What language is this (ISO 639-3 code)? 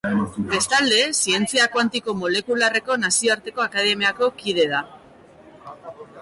eus